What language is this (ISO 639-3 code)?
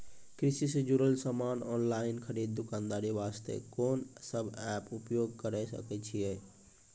mai